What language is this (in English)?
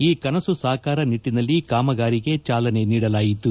Kannada